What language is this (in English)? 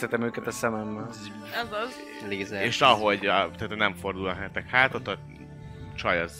Hungarian